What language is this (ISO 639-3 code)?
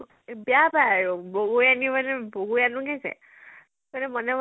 asm